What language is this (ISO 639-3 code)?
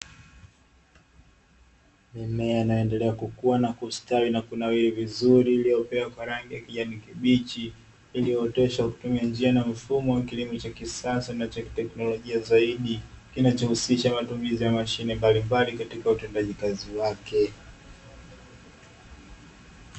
swa